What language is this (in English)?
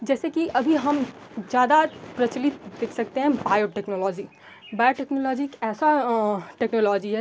Hindi